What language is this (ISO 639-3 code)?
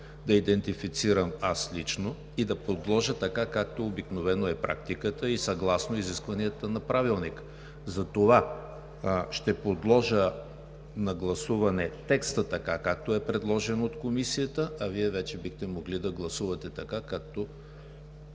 bul